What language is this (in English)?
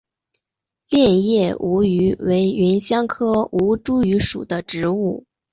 Chinese